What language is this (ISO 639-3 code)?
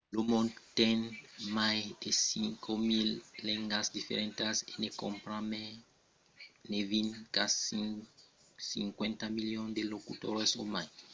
oci